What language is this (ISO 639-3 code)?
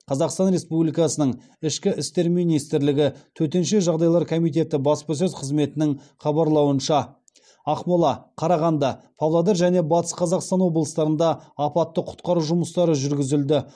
kaz